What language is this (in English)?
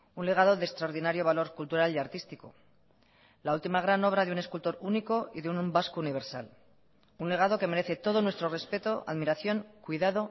Spanish